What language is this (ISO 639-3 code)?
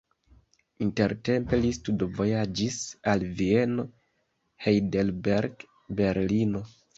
epo